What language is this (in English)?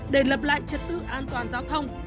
Vietnamese